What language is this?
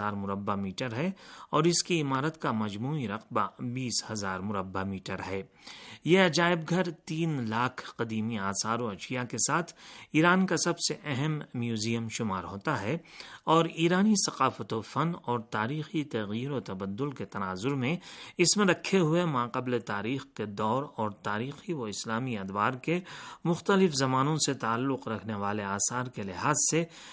Urdu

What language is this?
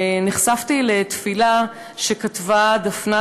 Hebrew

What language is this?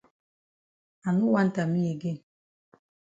Cameroon Pidgin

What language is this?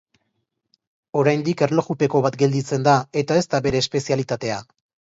Basque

